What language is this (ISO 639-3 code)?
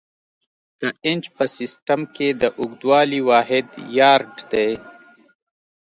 pus